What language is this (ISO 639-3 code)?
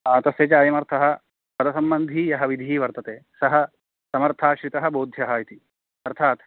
san